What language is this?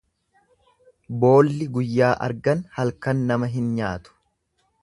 Oromo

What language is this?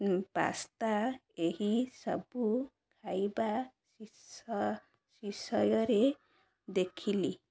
Odia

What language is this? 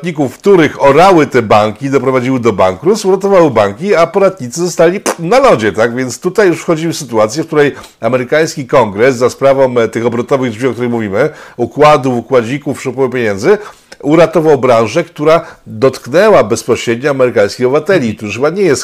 Polish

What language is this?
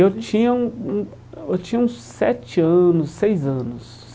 Portuguese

